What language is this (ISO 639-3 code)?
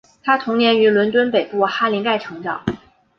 zho